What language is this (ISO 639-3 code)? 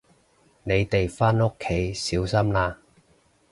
yue